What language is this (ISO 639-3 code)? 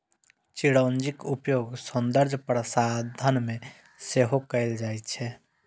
mai